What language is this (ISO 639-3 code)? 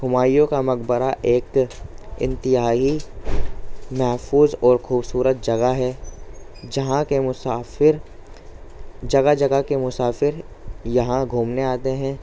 urd